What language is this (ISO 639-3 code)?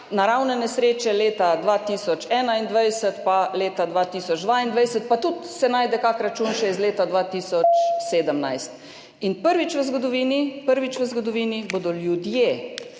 slv